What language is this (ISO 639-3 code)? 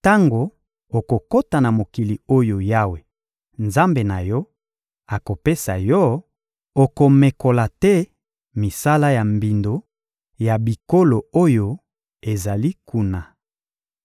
lin